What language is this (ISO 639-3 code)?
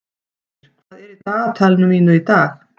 isl